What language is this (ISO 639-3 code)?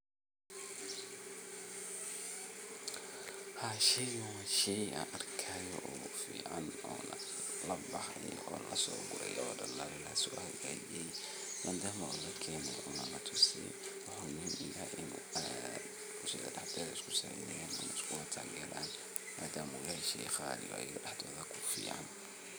som